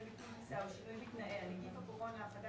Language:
Hebrew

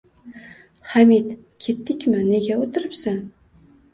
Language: Uzbek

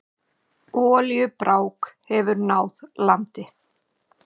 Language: Icelandic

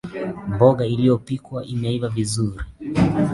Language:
Swahili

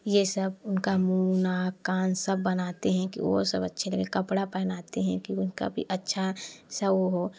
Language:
Hindi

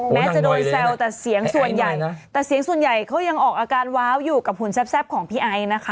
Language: Thai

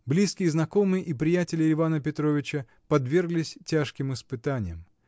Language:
Russian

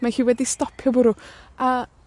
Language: Welsh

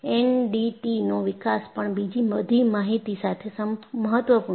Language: Gujarati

